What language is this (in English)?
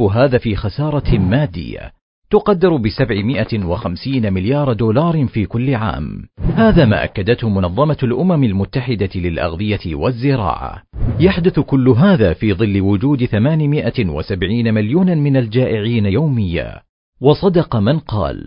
Arabic